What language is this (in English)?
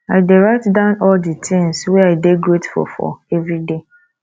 Nigerian Pidgin